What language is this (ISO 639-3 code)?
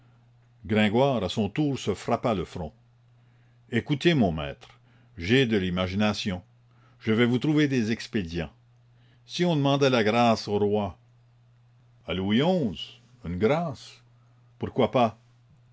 fra